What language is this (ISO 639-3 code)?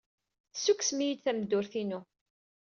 kab